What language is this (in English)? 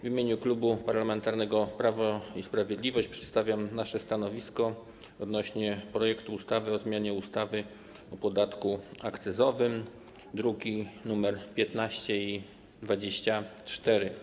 Polish